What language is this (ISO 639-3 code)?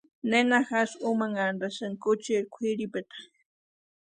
pua